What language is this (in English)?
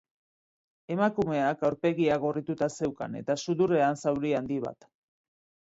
Basque